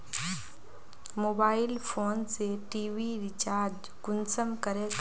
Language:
Magahi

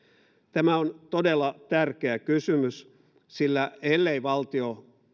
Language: Finnish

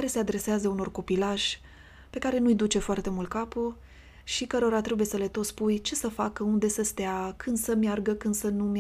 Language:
Romanian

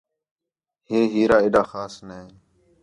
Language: Khetrani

